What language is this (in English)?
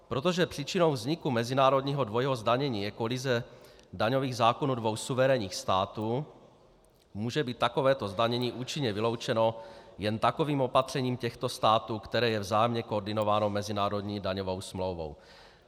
Czech